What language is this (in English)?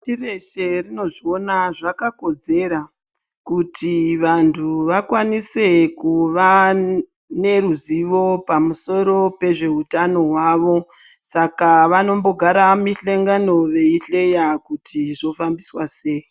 Ndau